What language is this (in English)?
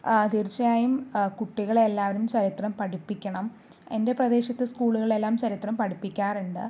Malayalam